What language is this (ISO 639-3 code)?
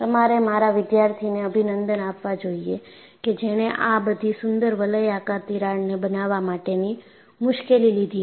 guj